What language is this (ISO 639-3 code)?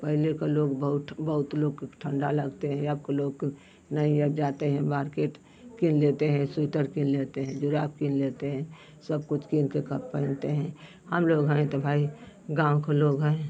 hin